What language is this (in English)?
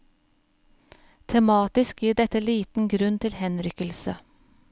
Norwegian